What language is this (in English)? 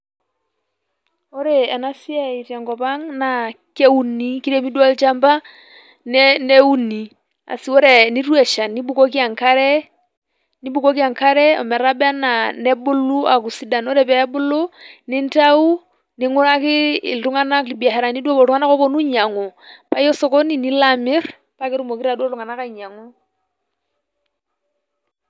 Masai